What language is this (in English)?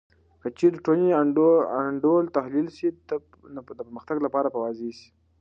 Pashto